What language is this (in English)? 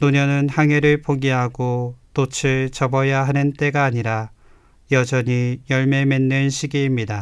Korean